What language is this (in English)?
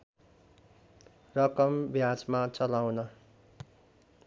Nepali